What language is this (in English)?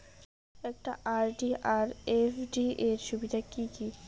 Bangla